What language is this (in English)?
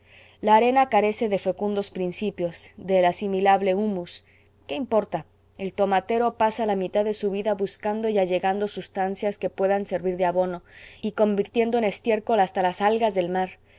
Spanish